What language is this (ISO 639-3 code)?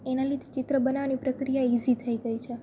guj